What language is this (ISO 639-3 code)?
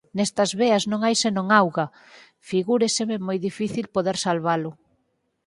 glg